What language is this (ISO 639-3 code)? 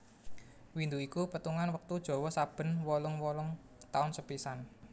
jav